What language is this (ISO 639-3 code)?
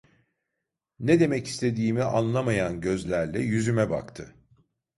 tur